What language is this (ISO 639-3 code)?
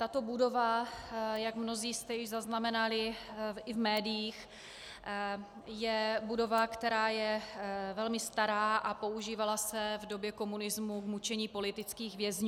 ces